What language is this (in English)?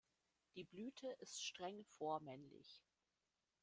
German